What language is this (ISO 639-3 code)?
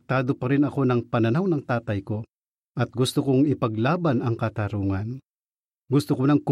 fil